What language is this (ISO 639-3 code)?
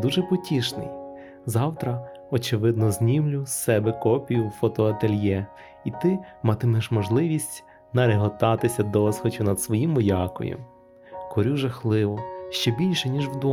ukr